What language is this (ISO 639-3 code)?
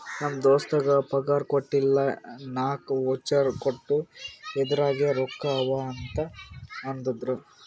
kan